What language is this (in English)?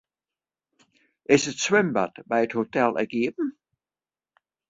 Western Frisian